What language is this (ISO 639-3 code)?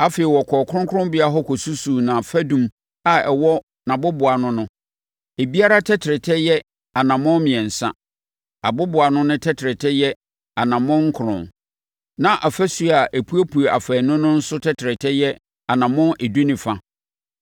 aka